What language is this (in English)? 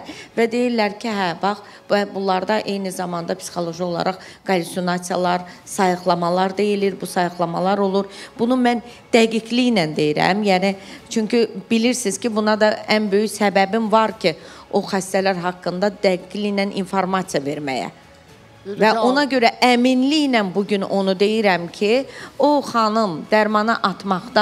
Turkish